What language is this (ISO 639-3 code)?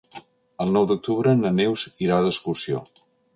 cat